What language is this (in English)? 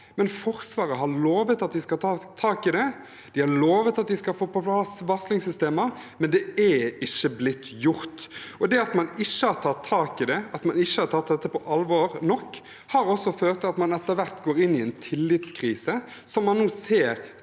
Norwegian